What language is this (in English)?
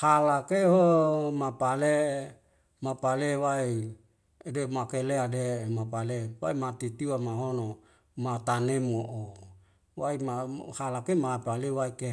Wemale